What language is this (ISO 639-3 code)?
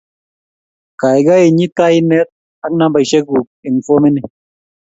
kln